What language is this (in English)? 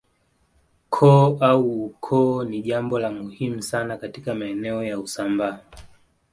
Swahili